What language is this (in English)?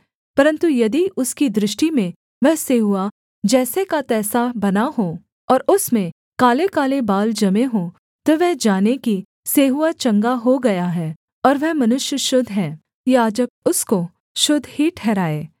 Hindi